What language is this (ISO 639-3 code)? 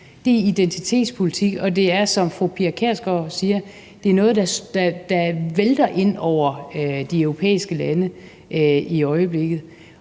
dan